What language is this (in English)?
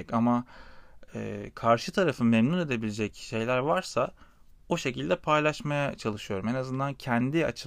Turkish